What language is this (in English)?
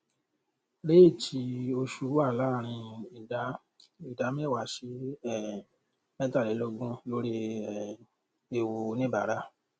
Yoruba